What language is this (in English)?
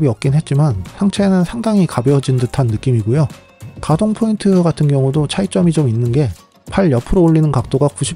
Korean